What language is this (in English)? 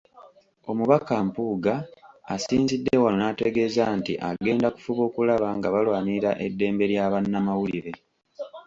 Ganda